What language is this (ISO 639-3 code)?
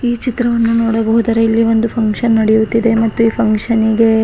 kan